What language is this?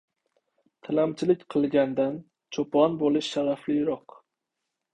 Uzbek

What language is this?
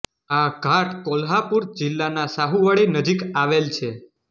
Gujarati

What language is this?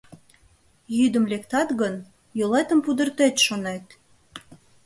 Mari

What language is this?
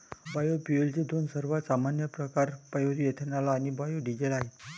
Marathi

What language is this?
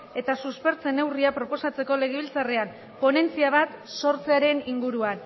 Basque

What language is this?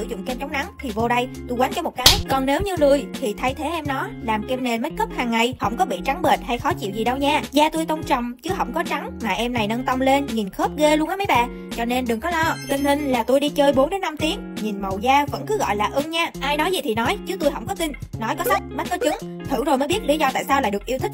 Vietnamese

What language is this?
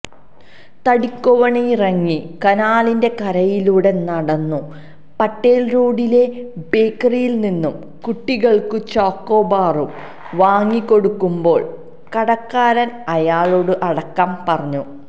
Malayalam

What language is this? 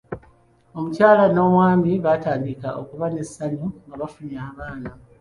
Ganda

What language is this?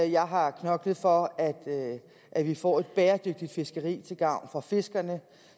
Danish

